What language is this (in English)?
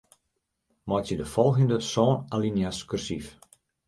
Western Frisian